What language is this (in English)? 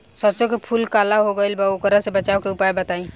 Bhojpuri